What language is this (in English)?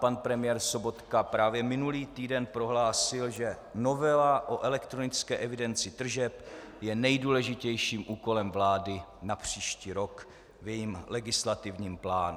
Czech